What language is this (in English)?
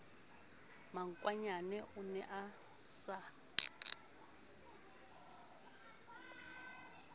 Southern Sotho